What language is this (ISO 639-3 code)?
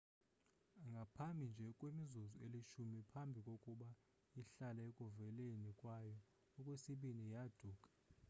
xho